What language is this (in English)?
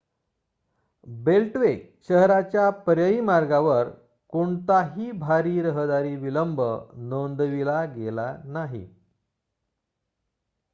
Marathi